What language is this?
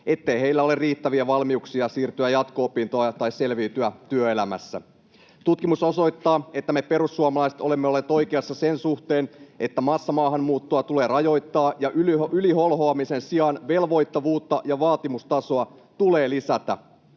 Finnish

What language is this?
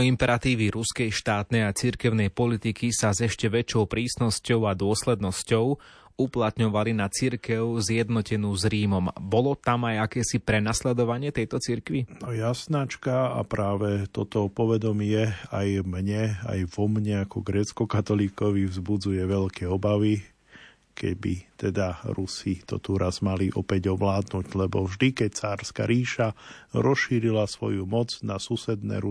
Slovak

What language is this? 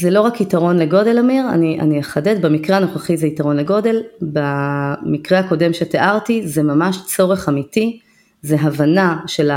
Hebrew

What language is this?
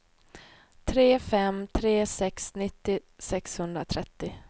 Swedish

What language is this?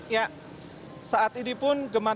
Indonesian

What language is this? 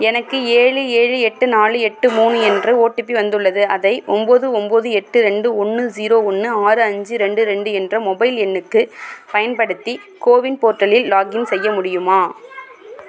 Tamil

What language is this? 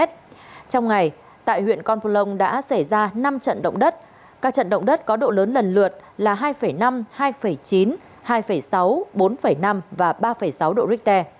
Vietnamese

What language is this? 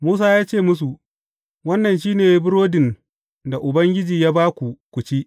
Hausa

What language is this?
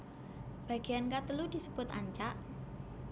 Javanese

